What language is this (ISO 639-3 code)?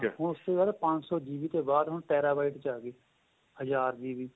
pan